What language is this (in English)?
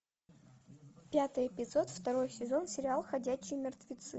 Russian